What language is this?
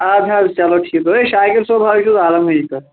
Kashmiri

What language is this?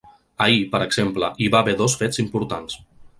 Catalan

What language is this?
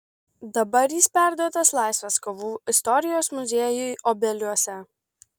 Lithuanian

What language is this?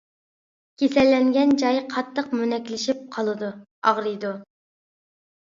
Uyghur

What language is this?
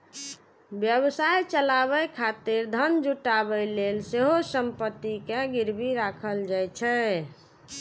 Maithili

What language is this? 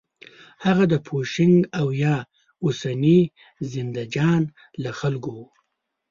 Pashto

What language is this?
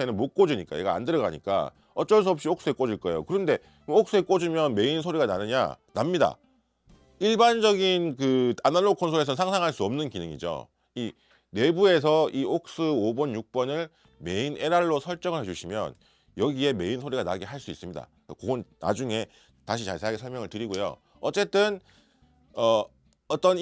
Korean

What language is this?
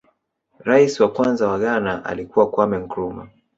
Swahili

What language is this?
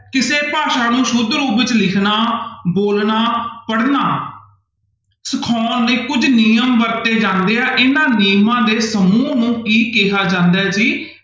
Punjabi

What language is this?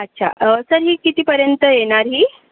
Marathi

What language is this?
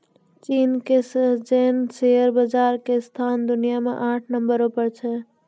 Maithili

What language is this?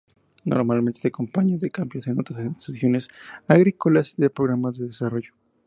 Spanish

